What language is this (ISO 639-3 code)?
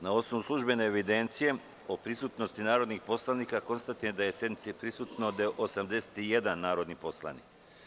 srp